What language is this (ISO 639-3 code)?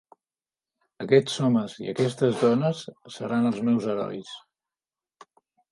cat